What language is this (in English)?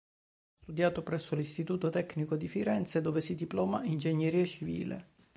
Italian